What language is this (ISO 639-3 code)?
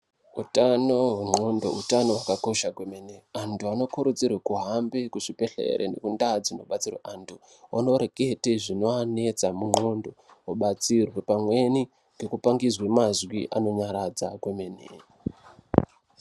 ndc